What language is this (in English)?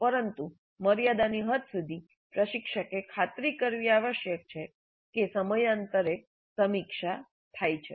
Gujarati